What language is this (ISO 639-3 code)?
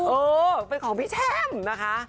tha